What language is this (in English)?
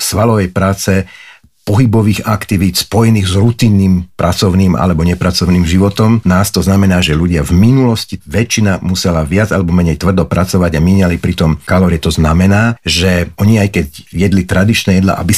Slovak